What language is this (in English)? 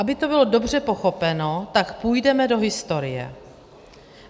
Czech